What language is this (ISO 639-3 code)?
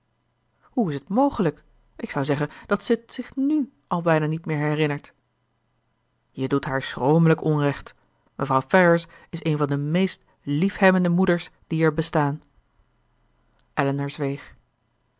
nld